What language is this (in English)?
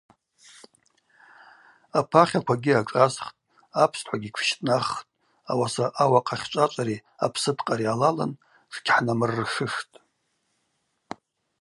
Abaza